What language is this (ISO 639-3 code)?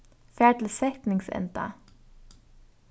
fao